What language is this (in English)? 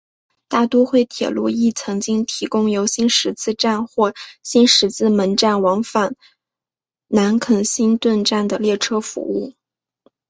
Chinese